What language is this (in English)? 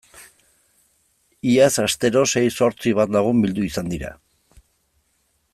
Basque